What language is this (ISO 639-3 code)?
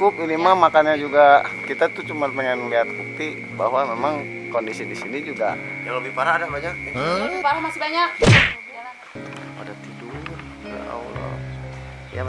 ind